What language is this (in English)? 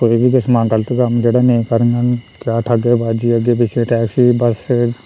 Dogri